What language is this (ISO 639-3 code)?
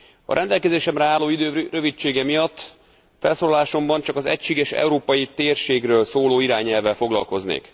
hun